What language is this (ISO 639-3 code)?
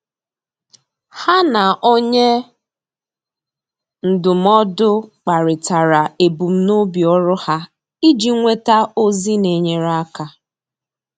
ibo